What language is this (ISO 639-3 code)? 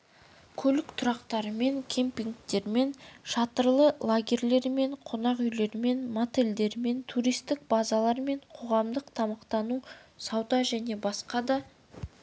kaz